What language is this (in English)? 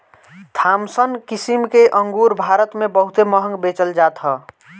Bhojpuri